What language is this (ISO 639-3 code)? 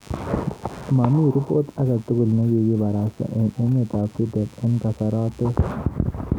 kln